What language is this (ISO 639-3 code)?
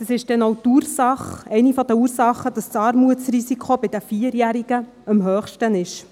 gsw